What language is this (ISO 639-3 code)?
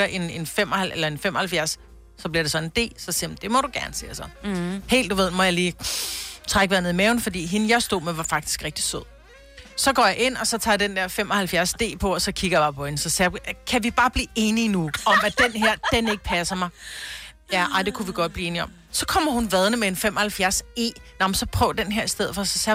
dan